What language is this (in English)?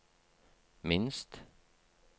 Norwegian